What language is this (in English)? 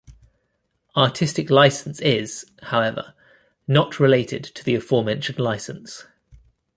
English